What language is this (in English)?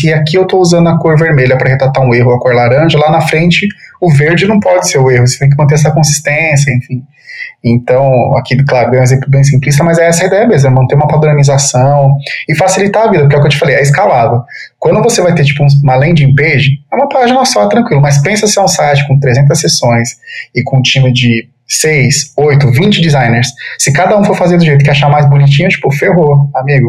Portuguese